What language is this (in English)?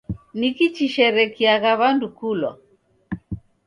Taita